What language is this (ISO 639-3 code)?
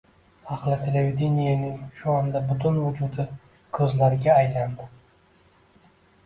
uzb